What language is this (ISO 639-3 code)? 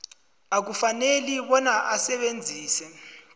nbl